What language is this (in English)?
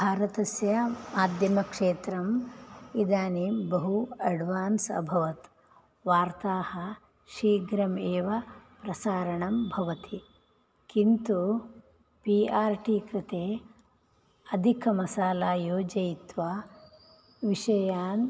Sanskrit